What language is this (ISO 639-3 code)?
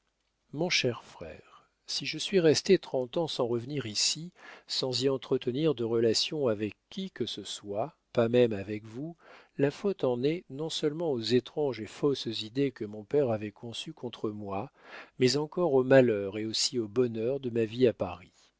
fra